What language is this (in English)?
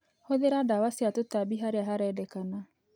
Kikuyu